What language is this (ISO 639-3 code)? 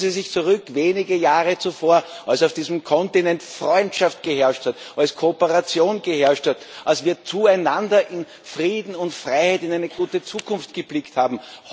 deu